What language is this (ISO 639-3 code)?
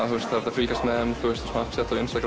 isl